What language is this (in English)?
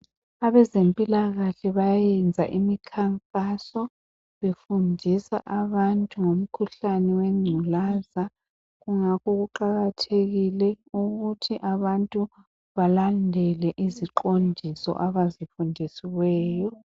North Ndebele